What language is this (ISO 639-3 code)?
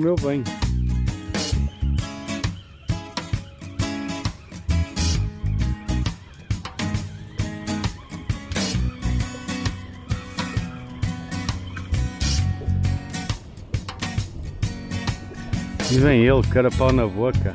por